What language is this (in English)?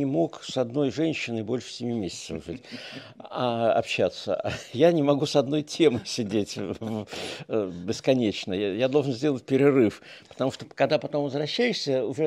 Russian